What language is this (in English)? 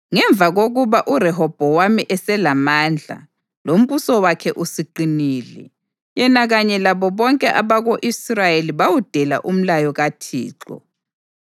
North Ndebele